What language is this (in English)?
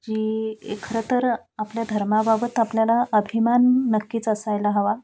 Marathi